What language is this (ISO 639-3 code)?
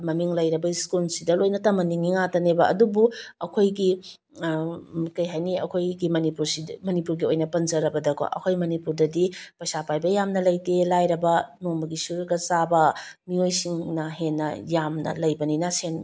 mni